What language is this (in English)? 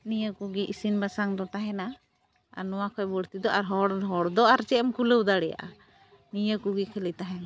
Santali